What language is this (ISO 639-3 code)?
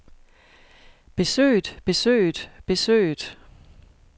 dan